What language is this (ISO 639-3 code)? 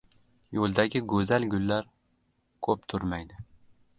uzb